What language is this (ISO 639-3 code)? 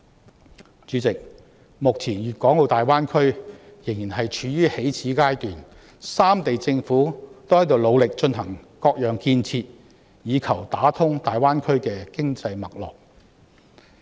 yue